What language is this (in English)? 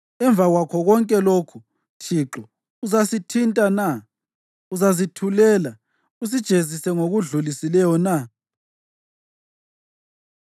North Ndebele